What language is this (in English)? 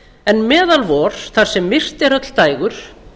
Icelandic